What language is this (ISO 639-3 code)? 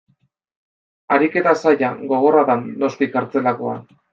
eus